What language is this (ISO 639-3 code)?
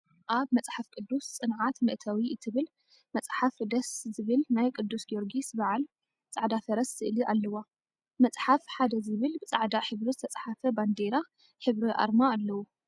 tir